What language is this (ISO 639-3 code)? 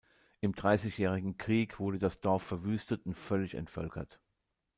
deu